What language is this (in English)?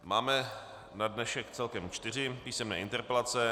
Czech